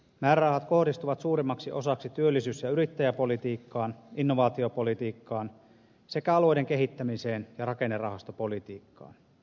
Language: Finnish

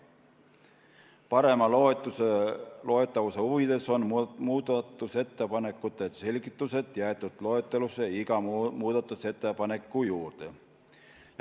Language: Estonian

